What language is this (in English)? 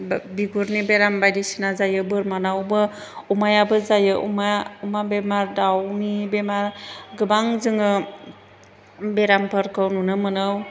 Bodo